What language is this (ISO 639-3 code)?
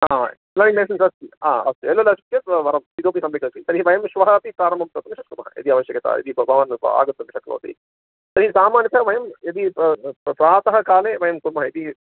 san